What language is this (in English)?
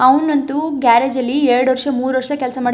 Kannada